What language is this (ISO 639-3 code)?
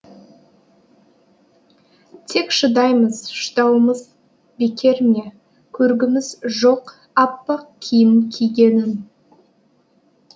kaz